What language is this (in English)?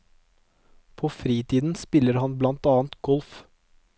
Norwegian